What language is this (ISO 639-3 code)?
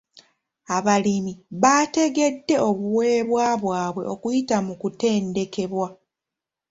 lug